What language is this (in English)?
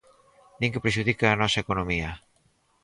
Galician